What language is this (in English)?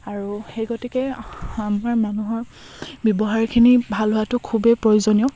Assamese